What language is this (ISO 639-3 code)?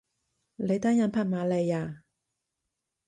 yue